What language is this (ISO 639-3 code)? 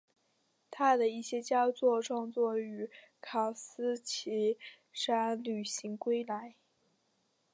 zho